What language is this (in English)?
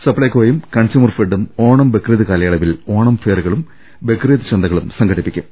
Malayalam